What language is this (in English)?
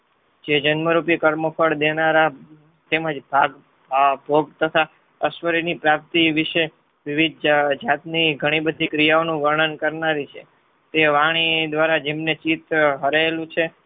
Gujarati